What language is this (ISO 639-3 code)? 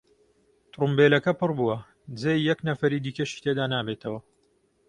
ckb